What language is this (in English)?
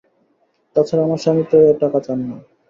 Bangla